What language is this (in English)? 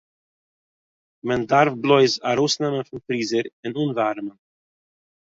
Yiddish